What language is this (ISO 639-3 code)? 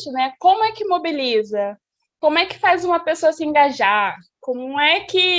por